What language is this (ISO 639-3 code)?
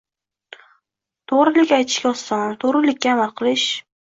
uzb